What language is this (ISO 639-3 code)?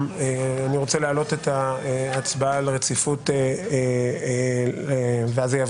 heb